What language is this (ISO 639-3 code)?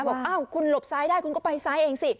tha